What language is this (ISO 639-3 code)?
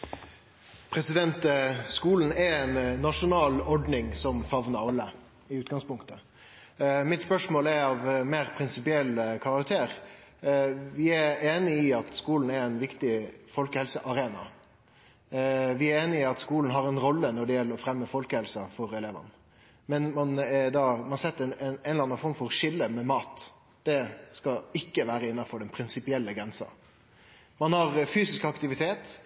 nno